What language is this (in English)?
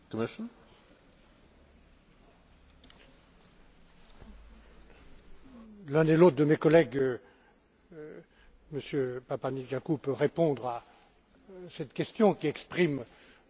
French